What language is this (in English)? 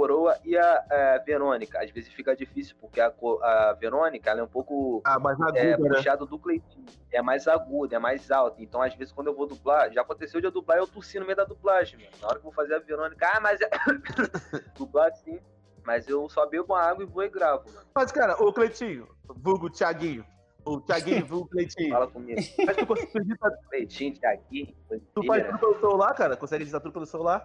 Portuguese